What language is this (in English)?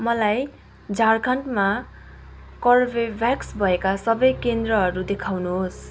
Nepali